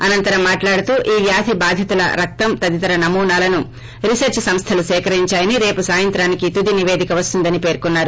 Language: Telugu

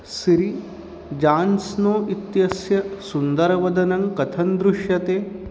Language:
Sanskrit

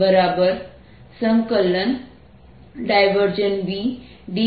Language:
Gujarati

